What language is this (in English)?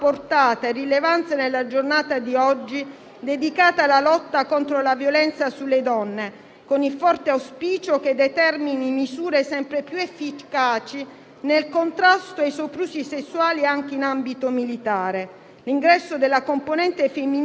Italian